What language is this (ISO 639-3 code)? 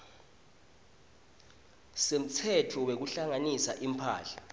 ssw